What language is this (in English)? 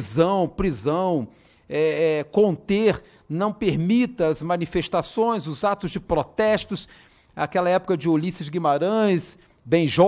Portuguese